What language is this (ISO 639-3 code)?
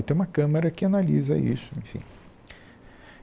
por